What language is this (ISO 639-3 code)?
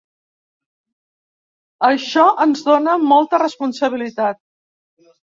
cat